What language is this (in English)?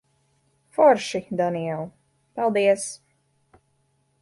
Latvian